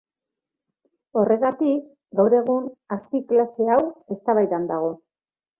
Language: Basque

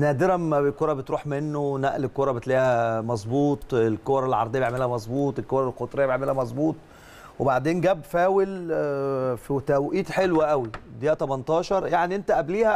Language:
Arabic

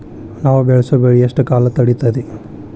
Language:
Kannada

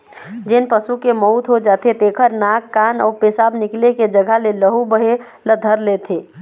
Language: Chhattisgarhi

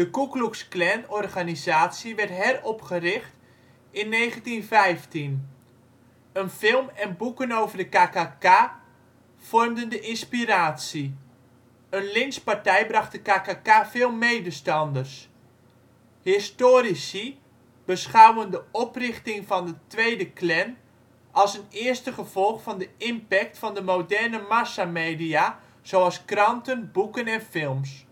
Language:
Dutch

